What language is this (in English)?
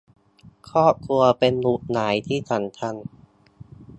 Thai